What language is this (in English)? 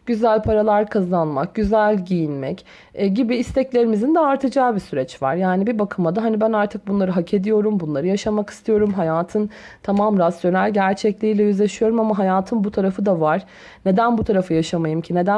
Turkish